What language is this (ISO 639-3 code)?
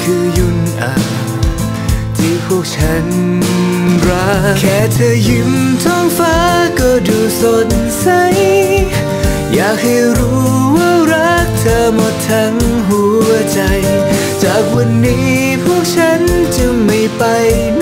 tha